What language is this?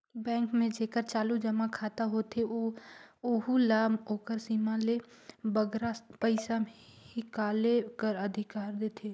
Chhattisgarhi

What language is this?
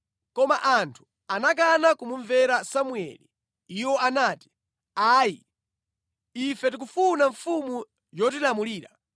Nyanja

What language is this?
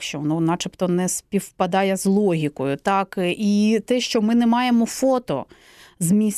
Ukrainian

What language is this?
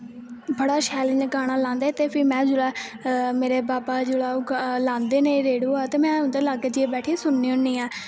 Dogri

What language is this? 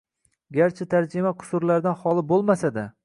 Uzbek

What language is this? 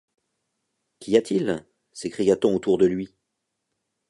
French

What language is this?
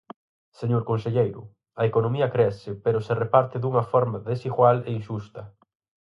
Galician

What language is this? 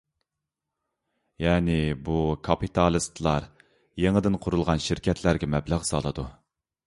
Uyghur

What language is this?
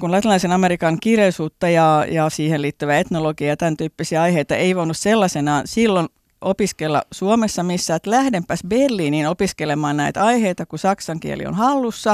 Finnish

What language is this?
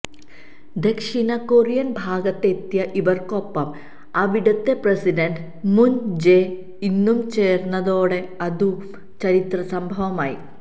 Malayalam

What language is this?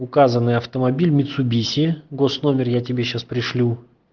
Russian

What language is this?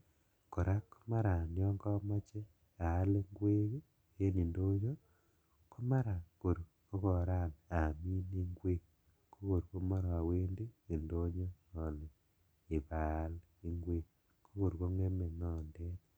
Kalenjin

